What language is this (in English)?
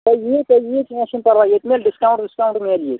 Kashmiri